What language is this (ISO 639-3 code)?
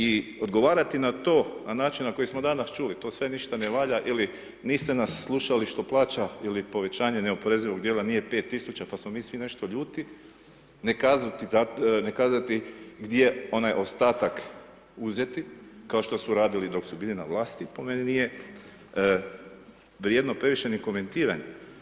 hrv